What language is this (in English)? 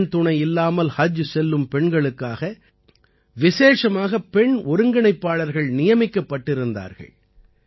Tamil